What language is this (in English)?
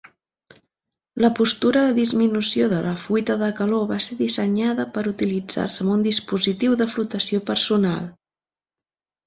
Catalan